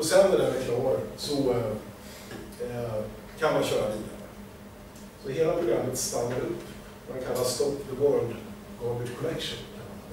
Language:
Swedish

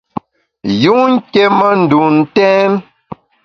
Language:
Bamun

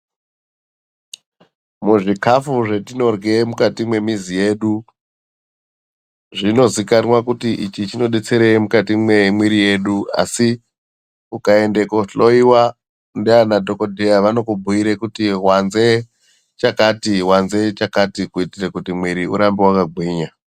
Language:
Ndau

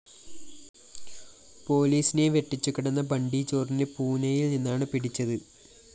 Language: Malayalam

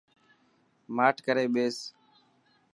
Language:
Dhatki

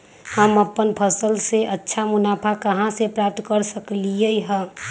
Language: Magahi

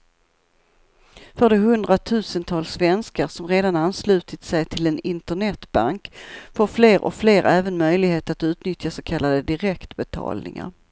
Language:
Swedish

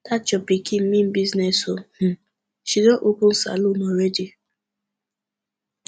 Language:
Nigerian Pidgin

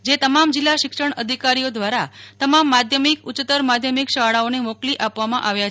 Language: Gujarati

